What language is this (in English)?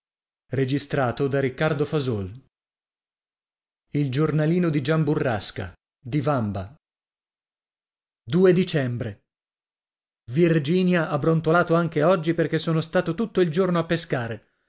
Italian